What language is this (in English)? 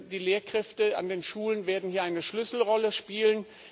German